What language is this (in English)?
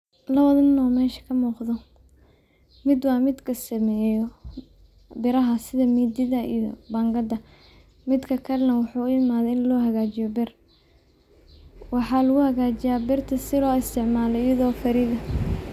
Somali